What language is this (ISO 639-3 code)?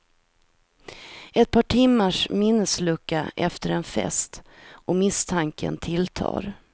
swe